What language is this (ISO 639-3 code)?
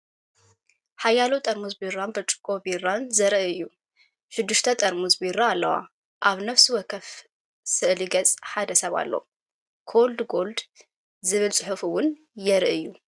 tir